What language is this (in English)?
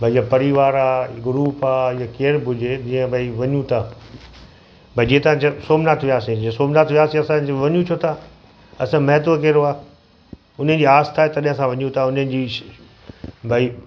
Sindhi